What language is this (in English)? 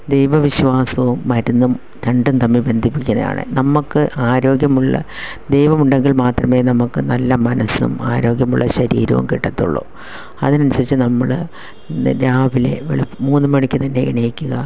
Malayalam